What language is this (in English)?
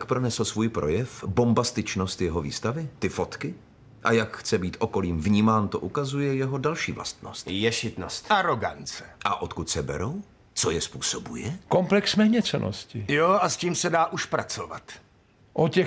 Czech